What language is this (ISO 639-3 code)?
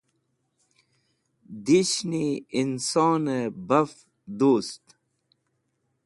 wbl